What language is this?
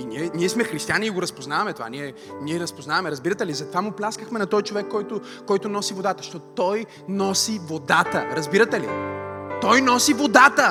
Bulgarian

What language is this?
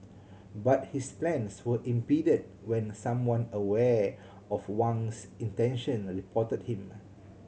English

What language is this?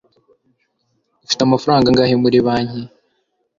Kinyarwanda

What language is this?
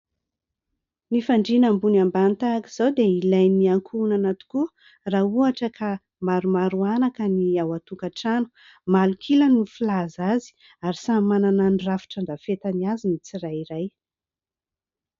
Malagasy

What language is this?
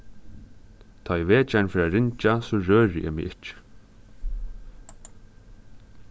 Faroese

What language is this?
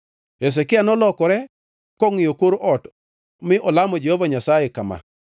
Luo (Kenya and Tanzania)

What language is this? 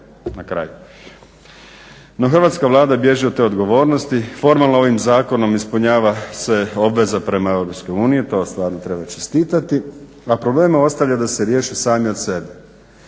Croatian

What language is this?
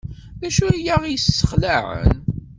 Kabyle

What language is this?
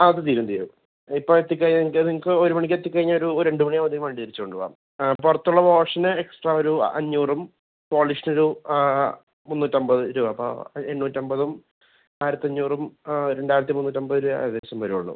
Malayalam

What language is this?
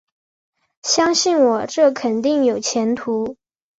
Chinese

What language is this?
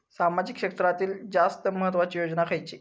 Marathi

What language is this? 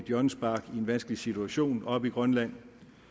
Danish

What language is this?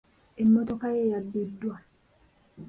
Ganda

